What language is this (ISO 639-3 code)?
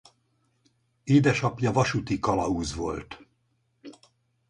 hun